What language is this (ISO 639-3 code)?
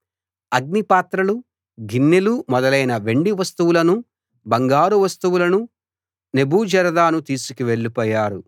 tel